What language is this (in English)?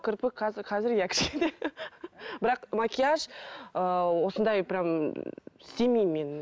Kazakh